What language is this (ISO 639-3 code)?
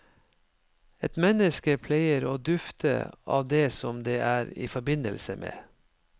nor